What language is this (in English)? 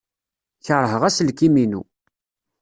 Kabyle